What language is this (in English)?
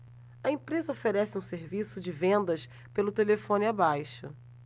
Portuguese